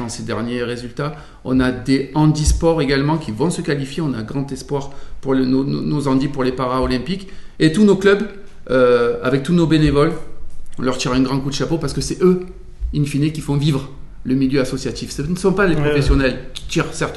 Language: French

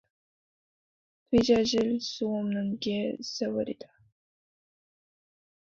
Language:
Korean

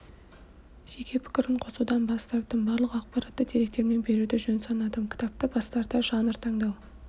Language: Kazakh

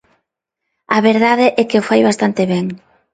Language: Galician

